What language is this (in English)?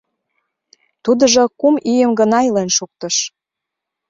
Mari